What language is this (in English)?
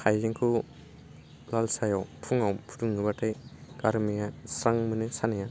Bodo